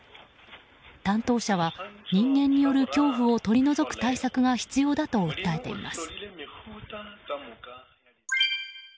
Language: Japanese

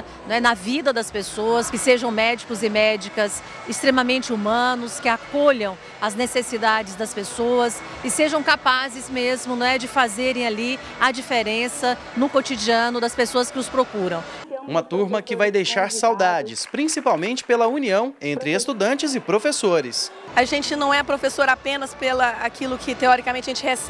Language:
Portuguese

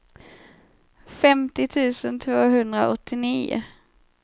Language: Swedish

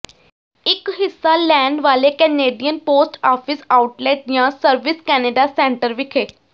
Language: Punjabi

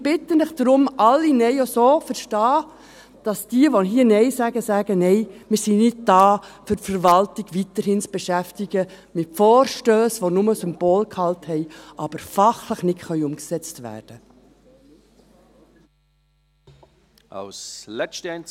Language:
Swiss German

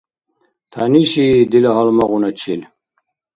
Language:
Dargwa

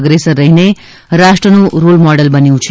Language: Gujarati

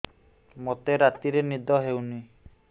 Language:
Odia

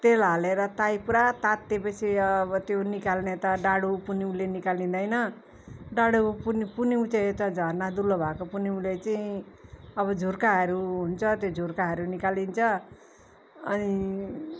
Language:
Nepali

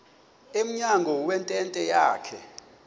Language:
Xhosa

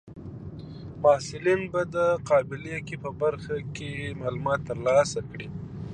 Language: Pashto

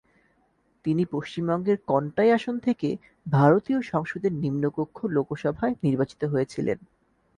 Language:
Bangla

